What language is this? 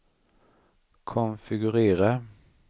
Swedish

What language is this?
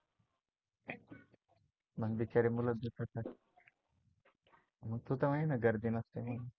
Marathi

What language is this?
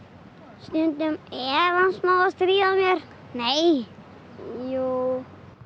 Icelandic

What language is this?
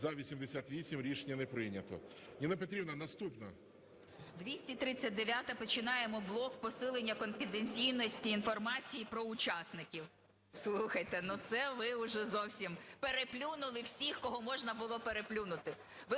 Ukrainian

